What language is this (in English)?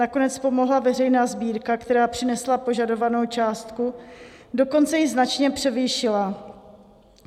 Czech